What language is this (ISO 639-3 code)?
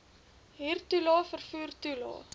afr